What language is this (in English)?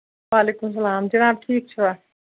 Kashmiri